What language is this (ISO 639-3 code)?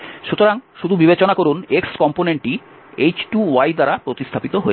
ben